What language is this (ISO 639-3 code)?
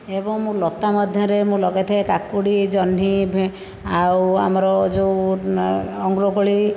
ori